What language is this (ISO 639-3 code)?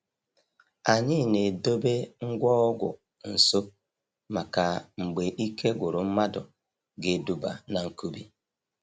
ibo